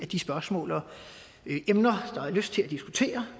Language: Danish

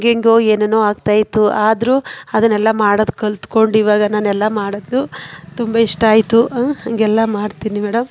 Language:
Kannada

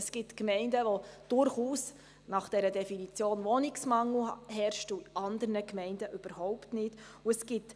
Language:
Swiss German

